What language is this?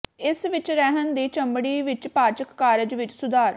Punjabi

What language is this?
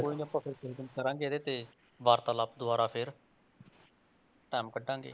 Punjabi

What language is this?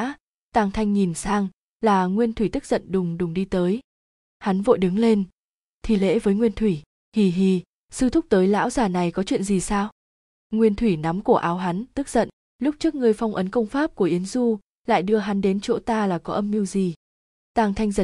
Vietnamese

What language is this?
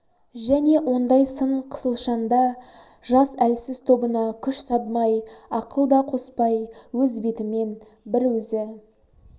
Kazakh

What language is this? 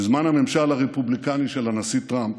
Hebrew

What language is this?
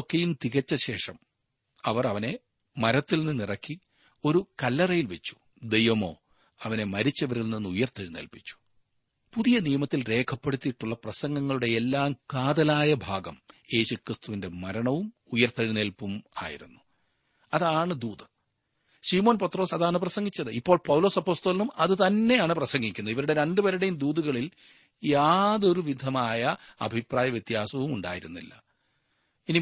Malayalam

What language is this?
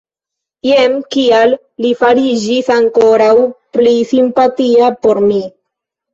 Esperanto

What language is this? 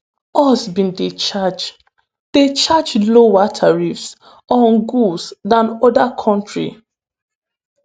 Nigerian Pidgin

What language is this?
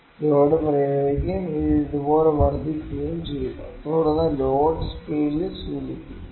Malayalam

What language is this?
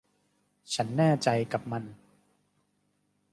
Thai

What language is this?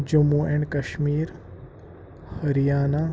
Kashmiri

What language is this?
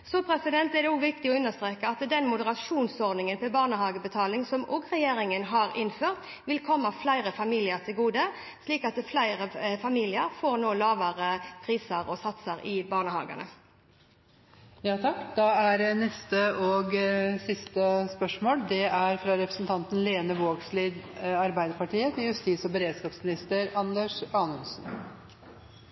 Norwegian Bokmål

